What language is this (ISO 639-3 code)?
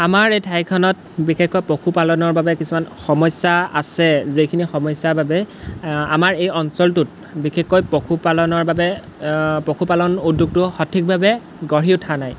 asm